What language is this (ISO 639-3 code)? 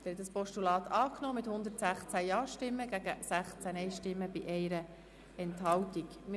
gsw